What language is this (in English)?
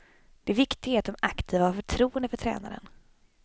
Swedish